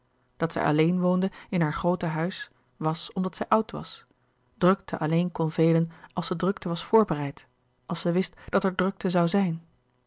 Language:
Dutch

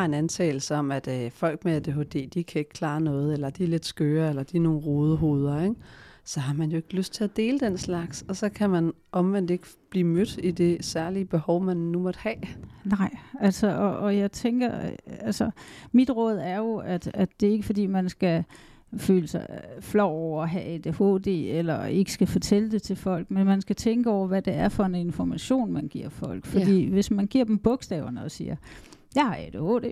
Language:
Danish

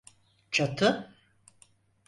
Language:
Turkish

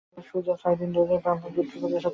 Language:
Bangla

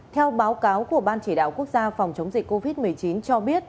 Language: Vietnamese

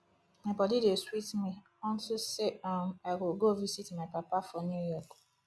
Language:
Nigerian Pidgin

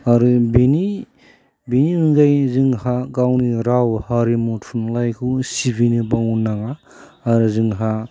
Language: Bodo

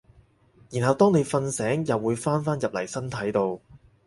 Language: Cantonese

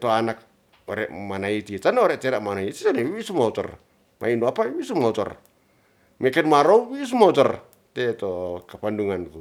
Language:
Ratahan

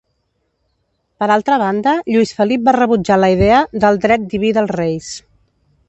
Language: Catalan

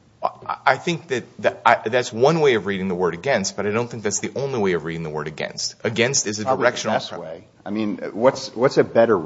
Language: English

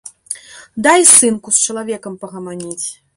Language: Belarusian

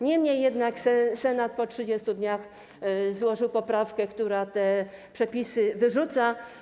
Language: Polish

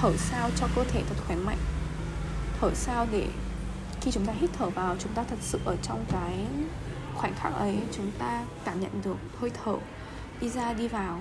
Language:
Vietnamese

